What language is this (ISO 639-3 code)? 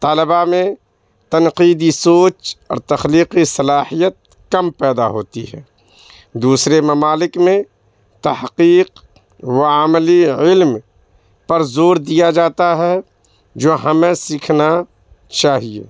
urd